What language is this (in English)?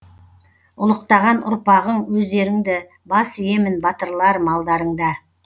Kazakh